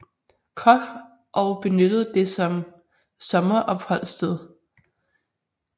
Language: Danish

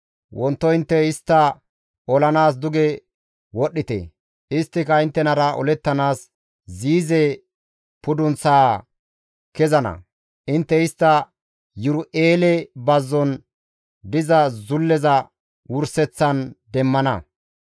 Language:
Gamo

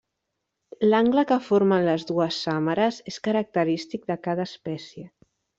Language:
Catalan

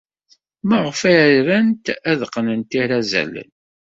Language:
Kabyle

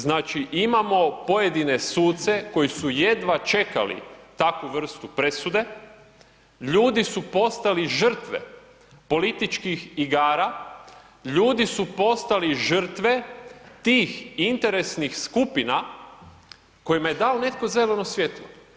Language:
Croatian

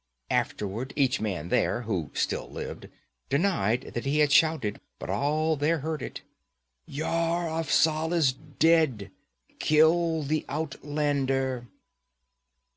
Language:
English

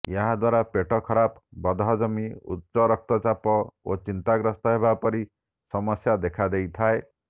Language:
Odia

